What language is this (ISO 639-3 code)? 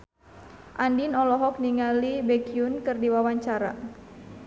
sun